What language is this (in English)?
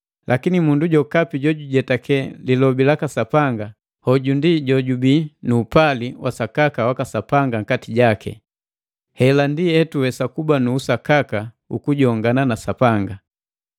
Matengo